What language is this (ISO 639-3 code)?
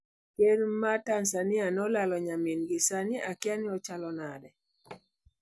luo